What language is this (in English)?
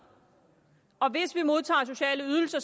Danish